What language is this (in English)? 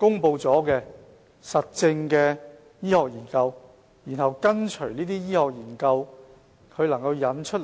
Cantonese